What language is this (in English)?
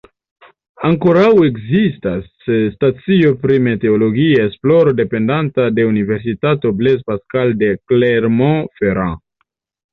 Esperanto